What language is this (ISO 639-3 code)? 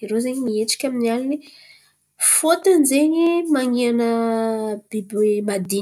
xmv